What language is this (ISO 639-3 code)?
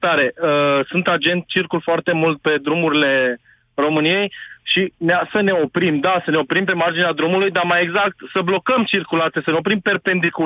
ron